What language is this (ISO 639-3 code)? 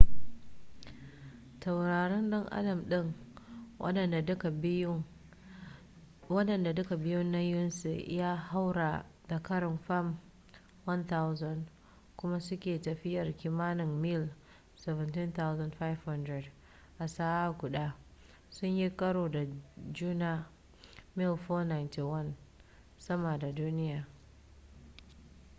hau